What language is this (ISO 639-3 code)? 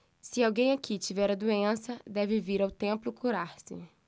por